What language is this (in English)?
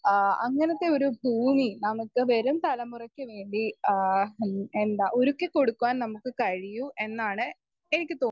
Malayalam